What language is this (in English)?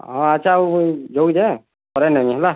Odia